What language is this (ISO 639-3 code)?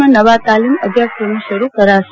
guj